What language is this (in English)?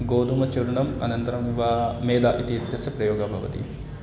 Sanskrit